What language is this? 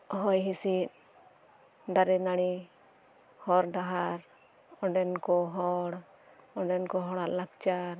Santali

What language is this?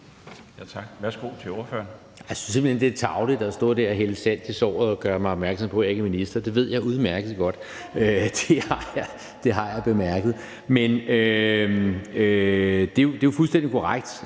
Danish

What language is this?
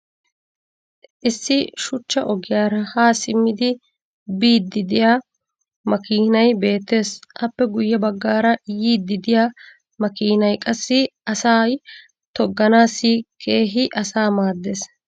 Wolaytta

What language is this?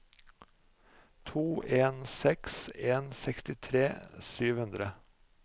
Norwegian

